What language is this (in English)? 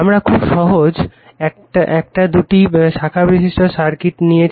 Bangla